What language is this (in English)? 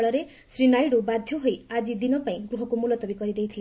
Odia